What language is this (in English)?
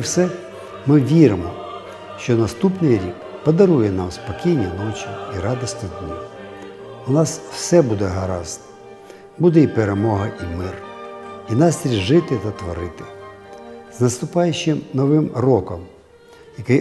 Ukrainian